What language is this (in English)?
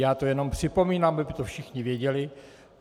Czech